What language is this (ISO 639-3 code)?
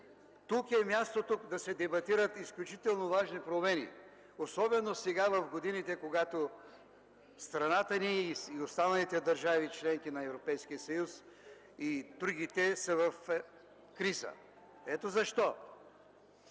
bul